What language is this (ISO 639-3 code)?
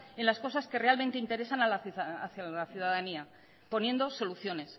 spa